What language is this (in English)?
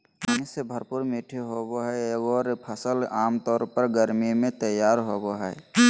Magahi